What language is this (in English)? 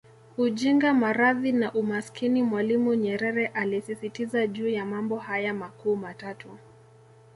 Swahili